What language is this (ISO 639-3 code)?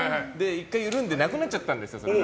jpn